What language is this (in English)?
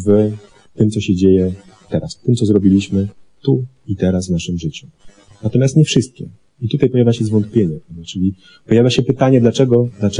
Polish